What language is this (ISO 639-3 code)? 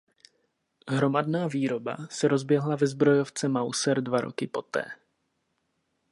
ces